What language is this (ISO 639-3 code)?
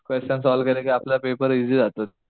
mar